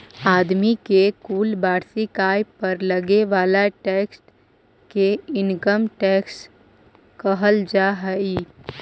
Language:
Magahi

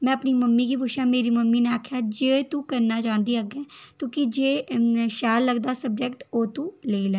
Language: Dogri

